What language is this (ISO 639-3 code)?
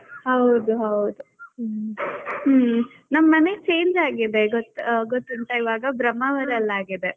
kan